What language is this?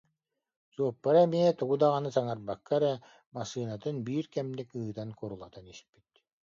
Yakut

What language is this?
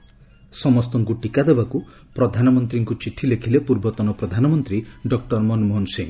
Odia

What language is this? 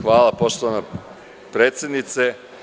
Serbian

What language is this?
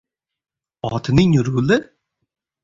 Uzbek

